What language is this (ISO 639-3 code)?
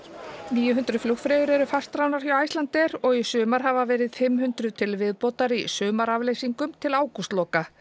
isl